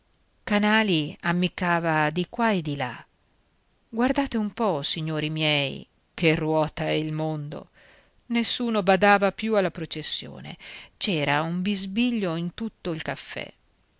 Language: Italian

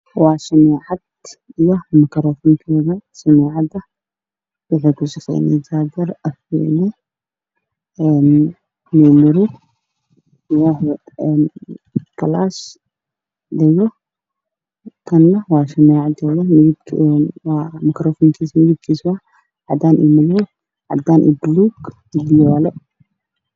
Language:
Somali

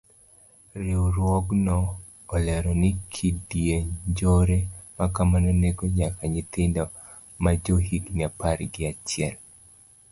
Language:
Luo (Kenya and Tanzania)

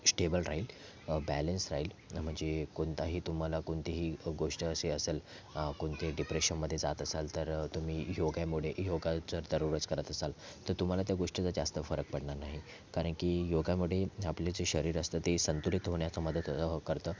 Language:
Marathi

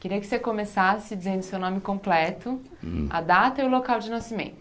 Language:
Portuguese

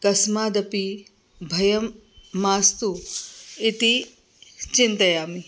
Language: Sanskrit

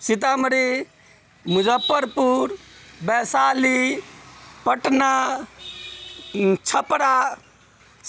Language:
Maithili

